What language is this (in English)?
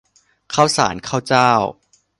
Thai